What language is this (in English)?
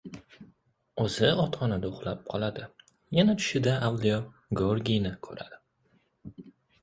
Uzbek